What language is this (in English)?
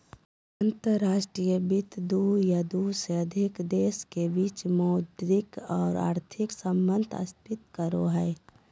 Magahi